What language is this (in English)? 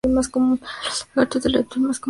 Spanish